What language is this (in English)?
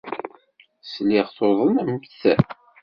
Kabyle